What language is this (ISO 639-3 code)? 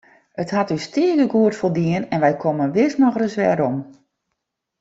fry